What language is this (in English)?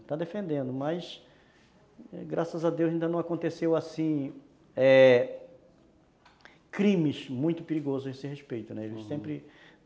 Portuguese